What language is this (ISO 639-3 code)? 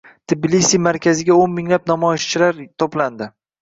uzb